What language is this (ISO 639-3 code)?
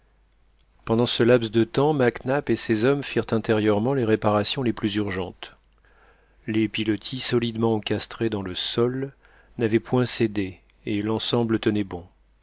fra